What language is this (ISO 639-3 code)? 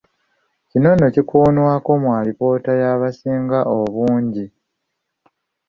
lug